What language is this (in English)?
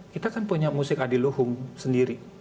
Indonesian